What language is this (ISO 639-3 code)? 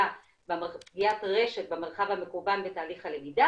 heb